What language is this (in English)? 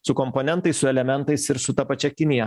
Lithuanian